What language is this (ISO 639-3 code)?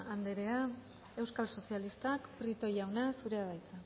eus